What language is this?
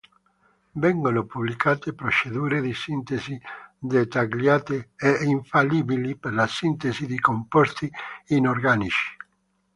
Italian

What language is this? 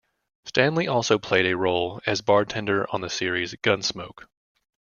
English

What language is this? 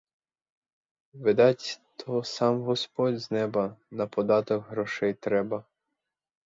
Ukrainian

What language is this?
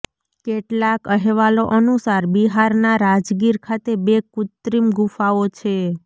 Gujarati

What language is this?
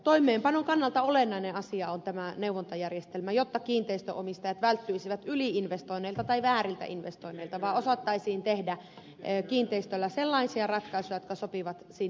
Finnish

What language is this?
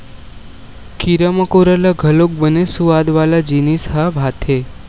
Chhattisgarhi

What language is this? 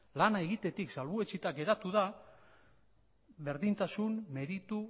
Basque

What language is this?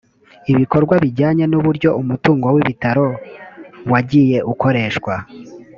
Kinyarwanda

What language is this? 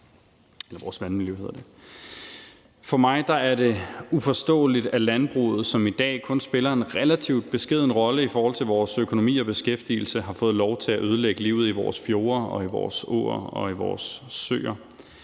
Danish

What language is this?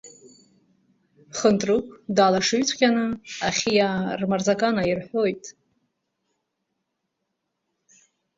Abkhazian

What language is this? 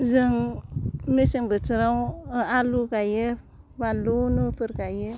Bodo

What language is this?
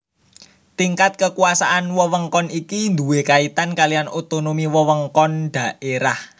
Javanese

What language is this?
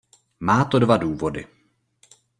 Czech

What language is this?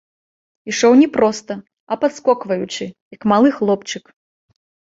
Belarusian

